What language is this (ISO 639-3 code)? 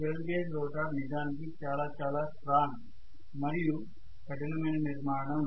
tel